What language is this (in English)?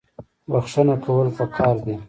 Pashto